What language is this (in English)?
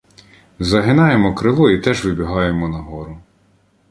Ukrainian